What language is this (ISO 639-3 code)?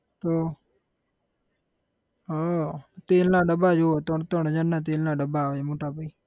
guj